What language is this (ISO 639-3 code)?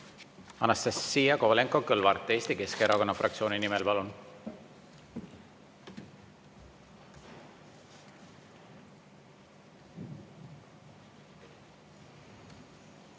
est